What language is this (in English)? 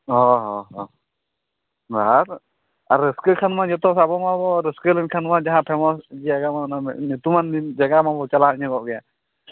Santali